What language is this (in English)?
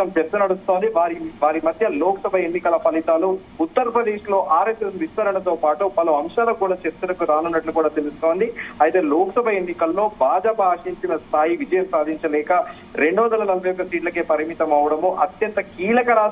Telugu